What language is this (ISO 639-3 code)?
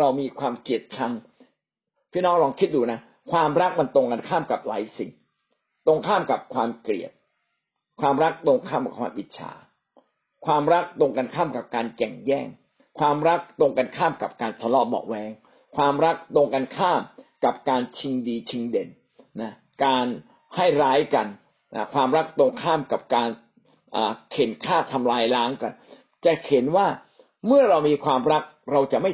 tha